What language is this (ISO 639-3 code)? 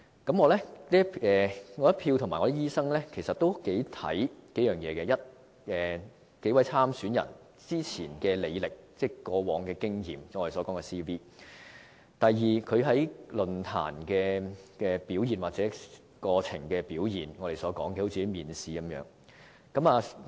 yue